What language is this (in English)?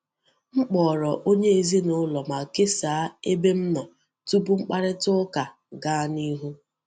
Igbo